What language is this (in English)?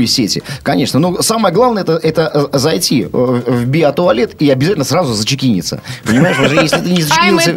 Russian